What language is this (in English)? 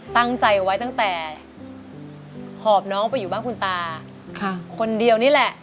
Thai